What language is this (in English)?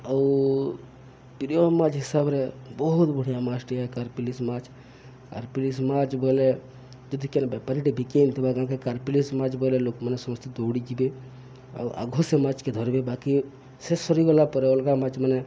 Odia